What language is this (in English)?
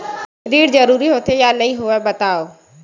Chhattisgarhi